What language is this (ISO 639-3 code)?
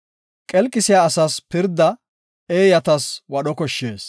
gof